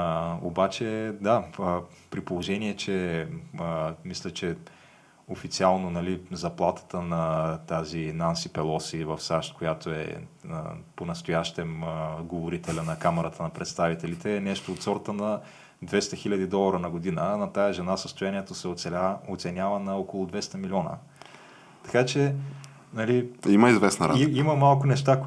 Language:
Bulgarian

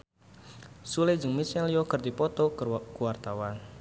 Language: Sundanese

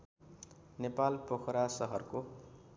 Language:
Nepali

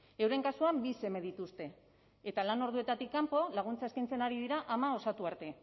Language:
Basque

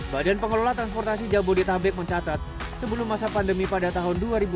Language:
Indonesian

